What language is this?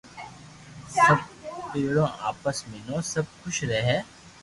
Loarki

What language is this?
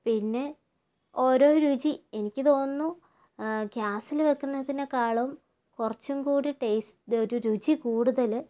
Malayalam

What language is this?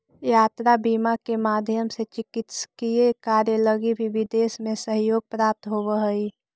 Magahi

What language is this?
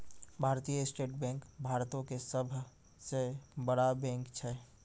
Maithili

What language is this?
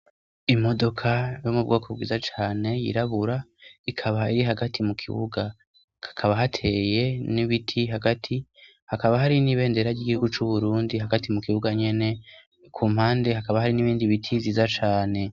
Rundi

